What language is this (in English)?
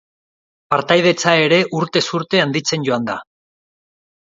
Basque